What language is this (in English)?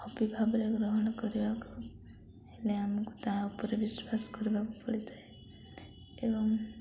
Odia